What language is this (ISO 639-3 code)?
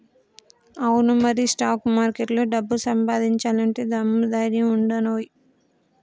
tel